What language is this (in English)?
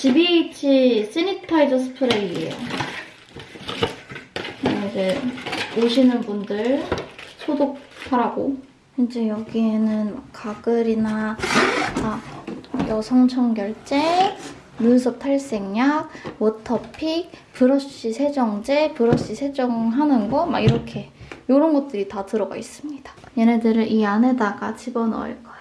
Korean